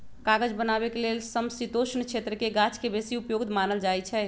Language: Magahi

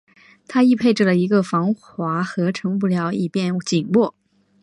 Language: Chinese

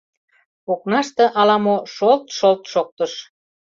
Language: Mari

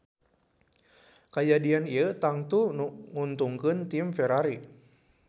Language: Sundanese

